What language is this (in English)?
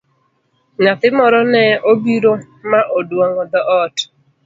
Luo (Kenya and Tanzania)